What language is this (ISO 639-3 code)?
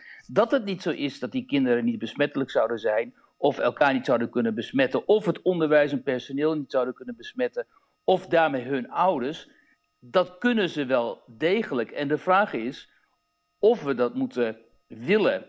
nld